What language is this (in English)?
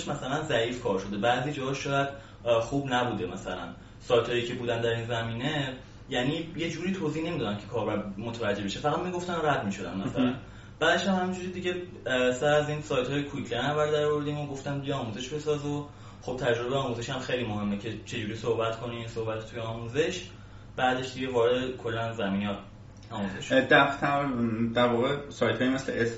Persian